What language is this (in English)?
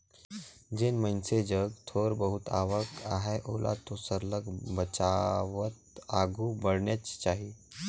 Chhattisgarhi